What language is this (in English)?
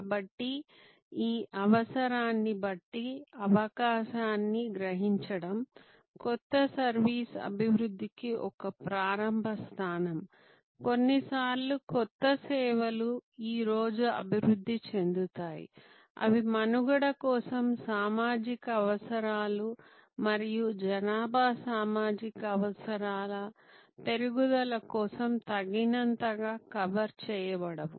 Telugu